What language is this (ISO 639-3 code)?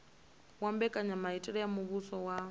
ven